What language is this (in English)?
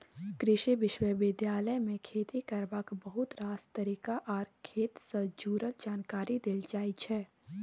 Maithili